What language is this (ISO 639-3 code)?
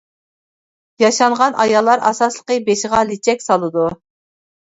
uig